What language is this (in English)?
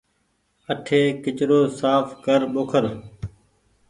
Goaria